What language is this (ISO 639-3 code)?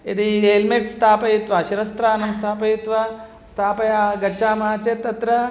san